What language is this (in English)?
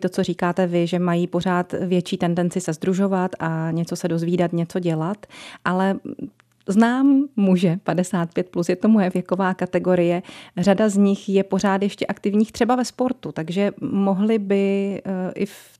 Czech